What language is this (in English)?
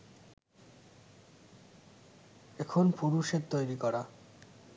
Bangla